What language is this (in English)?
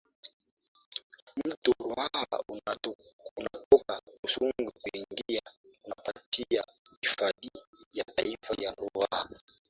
Swahili